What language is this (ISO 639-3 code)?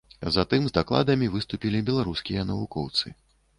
bel